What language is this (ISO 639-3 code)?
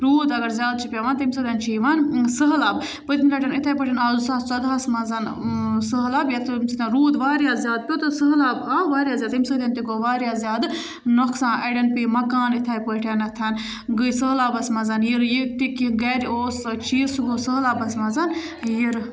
kas